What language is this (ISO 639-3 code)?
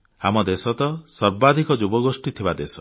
ori